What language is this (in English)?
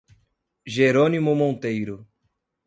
Portuguese